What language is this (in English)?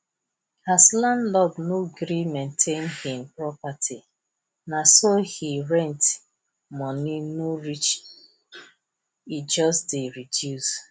Nigerian Pidgin